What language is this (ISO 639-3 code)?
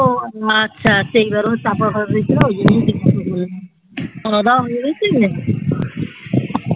ben